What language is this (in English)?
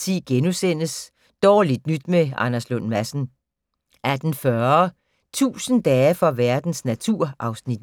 Danish